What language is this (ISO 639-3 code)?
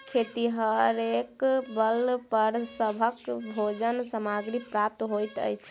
mai